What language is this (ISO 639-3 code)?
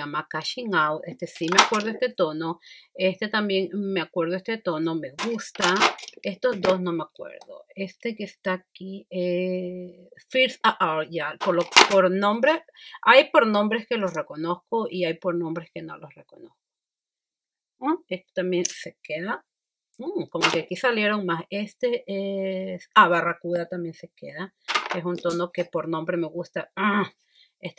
spa